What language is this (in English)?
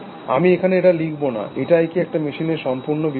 Bangla